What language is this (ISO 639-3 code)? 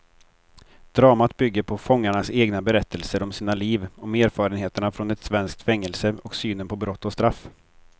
swe